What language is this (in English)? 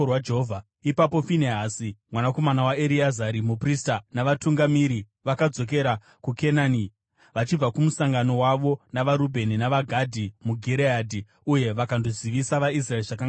Shona